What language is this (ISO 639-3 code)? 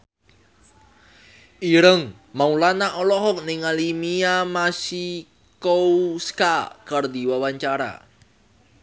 sun